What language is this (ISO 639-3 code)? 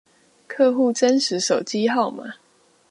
zho